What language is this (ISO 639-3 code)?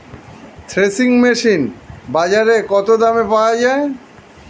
ben